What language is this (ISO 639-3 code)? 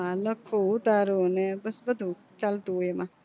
guj